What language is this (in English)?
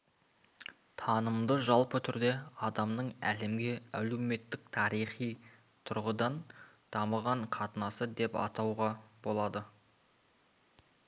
Kazakh